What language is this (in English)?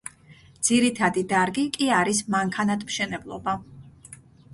Georgian